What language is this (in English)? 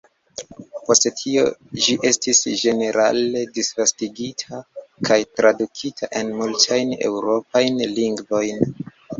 Esperanto